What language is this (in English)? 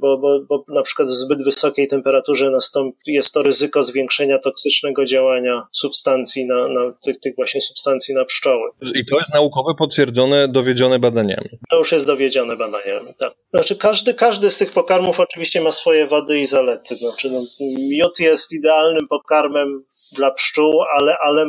Polish